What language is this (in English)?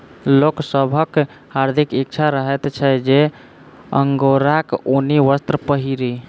Maithili